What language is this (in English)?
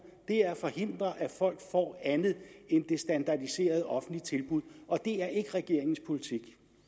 Danish